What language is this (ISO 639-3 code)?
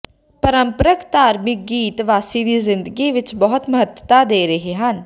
pan